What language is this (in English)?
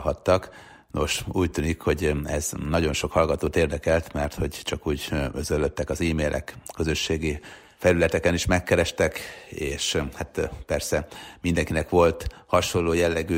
Hungarian